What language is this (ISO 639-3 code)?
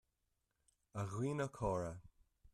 gle